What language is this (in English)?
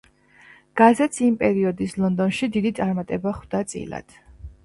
Georgian